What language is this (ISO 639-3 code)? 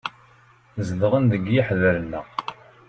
kab